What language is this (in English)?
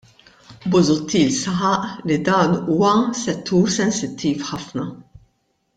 Maltese